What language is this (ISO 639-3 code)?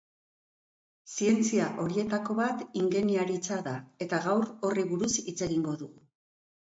eus